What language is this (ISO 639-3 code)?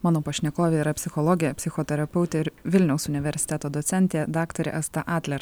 lit